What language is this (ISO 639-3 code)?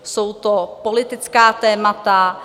ces